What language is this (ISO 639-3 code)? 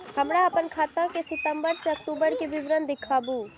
mai